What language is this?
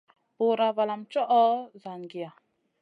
Masana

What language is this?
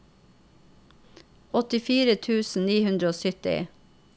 Norwegian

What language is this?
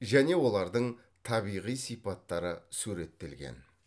Kazakh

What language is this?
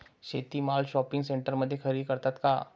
Marathi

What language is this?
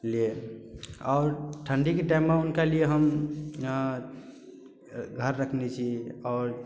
Maithili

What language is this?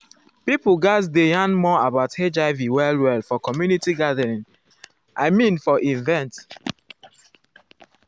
Nigerian Pidgin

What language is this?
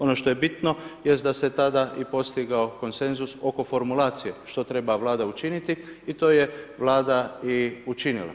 Croatian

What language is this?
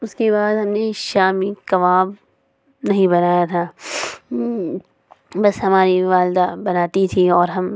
Urdu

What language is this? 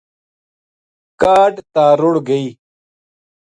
Gujari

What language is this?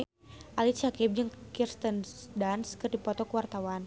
Sundanese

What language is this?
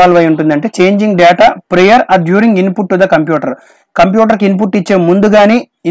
English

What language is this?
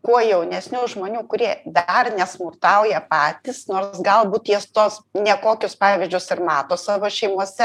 Lithuanian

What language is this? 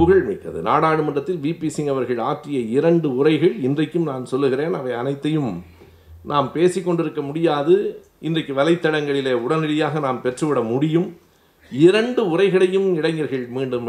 Tamil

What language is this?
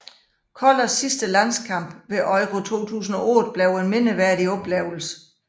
Danish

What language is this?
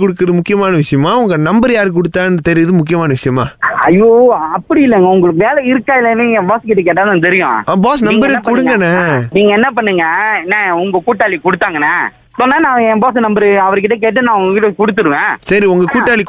Tamil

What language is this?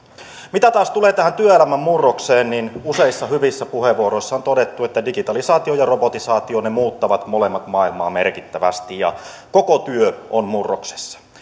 Finnish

